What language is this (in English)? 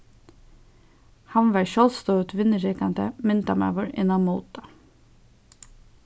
Faroese